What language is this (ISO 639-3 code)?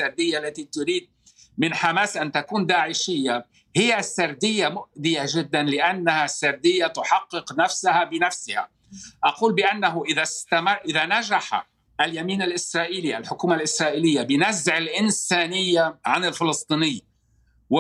ara